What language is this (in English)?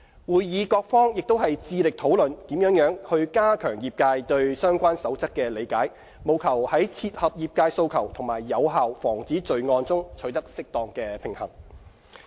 Cantonese